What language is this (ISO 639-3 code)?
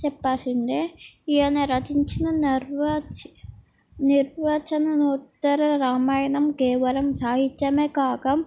tel